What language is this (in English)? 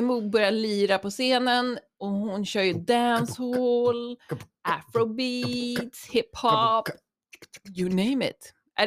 Swedish